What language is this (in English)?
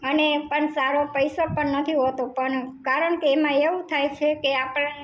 Gujarati